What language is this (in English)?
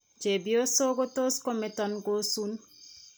Kalenjin